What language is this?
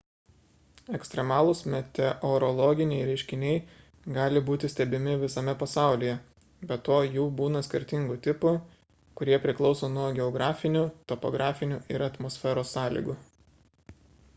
Lithuanian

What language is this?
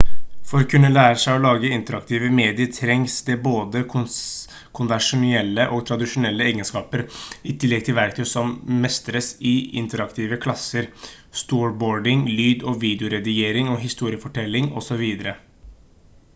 Norwegian Bokmål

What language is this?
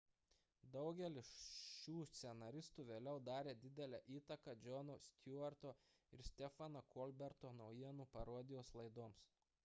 Lithuanian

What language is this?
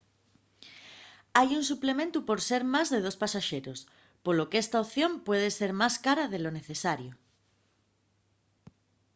Asturian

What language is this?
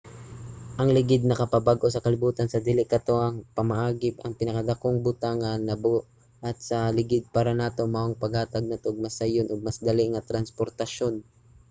Cebuano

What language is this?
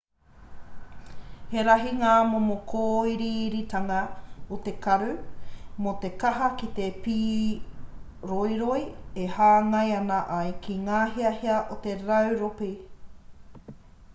Māori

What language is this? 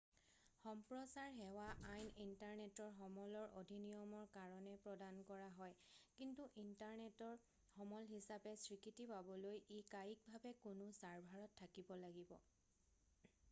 Assamese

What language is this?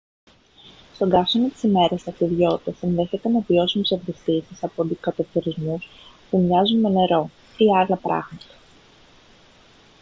Greek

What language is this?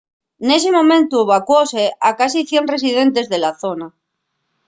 Asturian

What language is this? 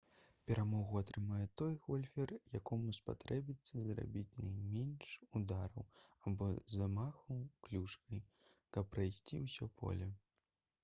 Belarusian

